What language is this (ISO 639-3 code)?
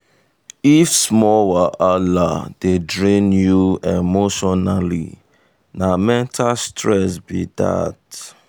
pcm